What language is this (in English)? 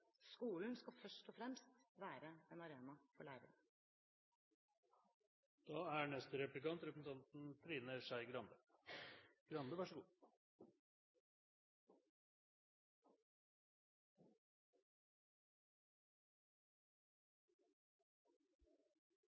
Norwegian Bokmål